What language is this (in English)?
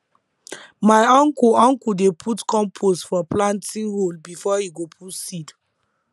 Nigerian Pidgin